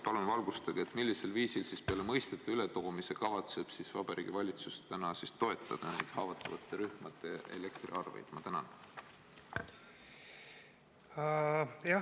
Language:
Estonian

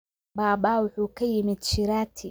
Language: Somali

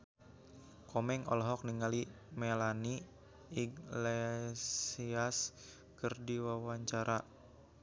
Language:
Sundanese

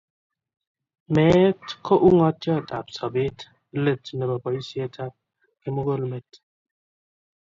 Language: Kalenjin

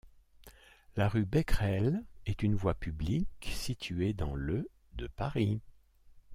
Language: French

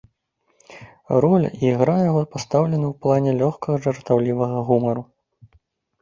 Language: Belarusian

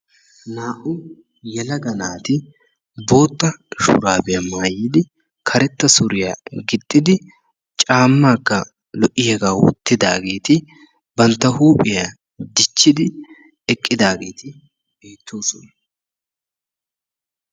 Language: Wolaytta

